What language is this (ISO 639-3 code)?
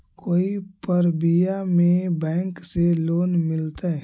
mag